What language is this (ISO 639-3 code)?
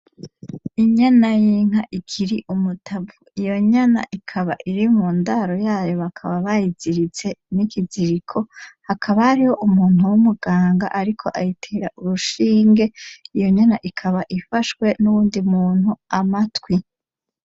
run